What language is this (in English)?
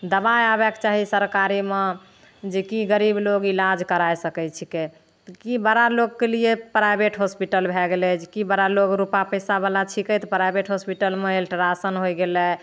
Maithili